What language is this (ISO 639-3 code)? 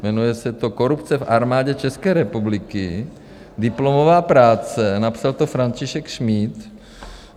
ces